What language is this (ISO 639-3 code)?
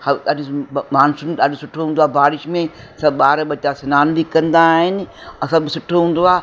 snd